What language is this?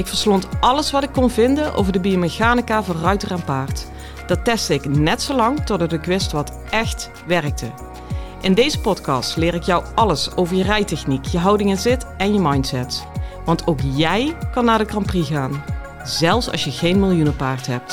Dutch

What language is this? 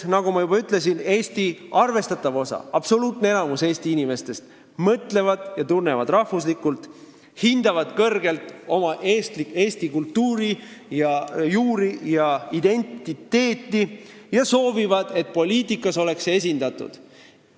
Estonian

